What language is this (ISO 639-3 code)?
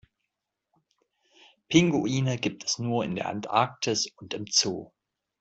deu